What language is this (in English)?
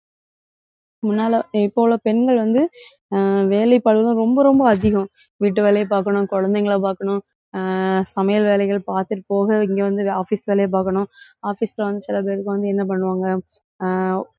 Tamil